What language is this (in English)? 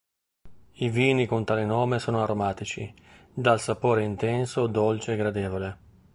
Italian